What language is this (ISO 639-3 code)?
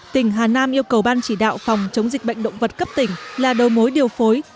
vie